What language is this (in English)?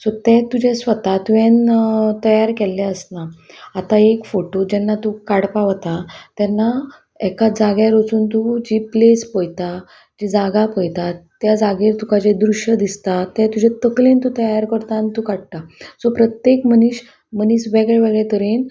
Konkani